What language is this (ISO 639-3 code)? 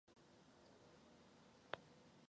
ces